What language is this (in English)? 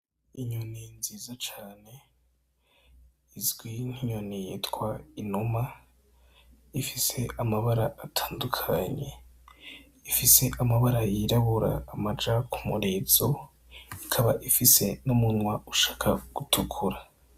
Rundi